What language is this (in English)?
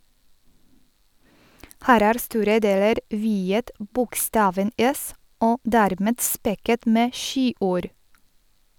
Norwegian